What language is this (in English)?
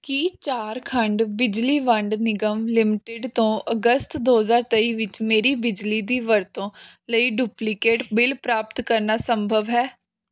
Punjabi